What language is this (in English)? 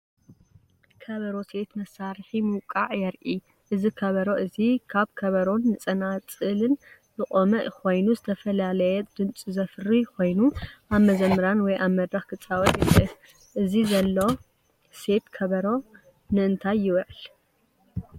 Tigrinya